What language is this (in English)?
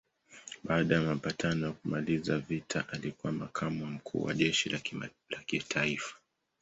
Swahili